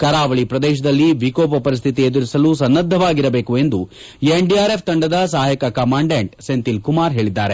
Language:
Kannada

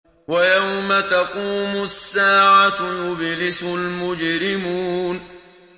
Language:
Arabic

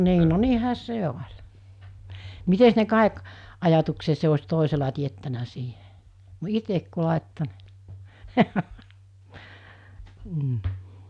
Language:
Finnish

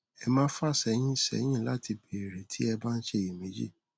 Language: Yoruba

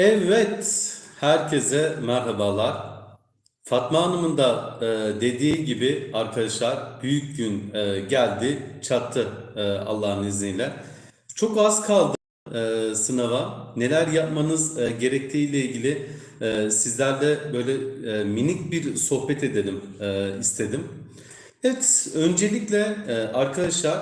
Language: Turkish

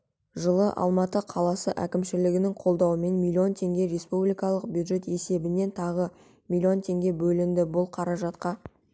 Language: Kazakh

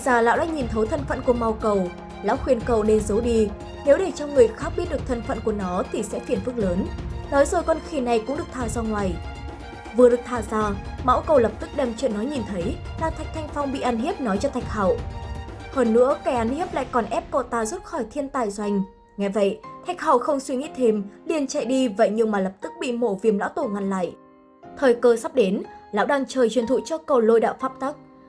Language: Vietnamese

